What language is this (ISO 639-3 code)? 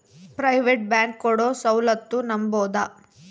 kan